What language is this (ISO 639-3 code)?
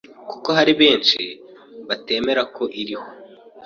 kin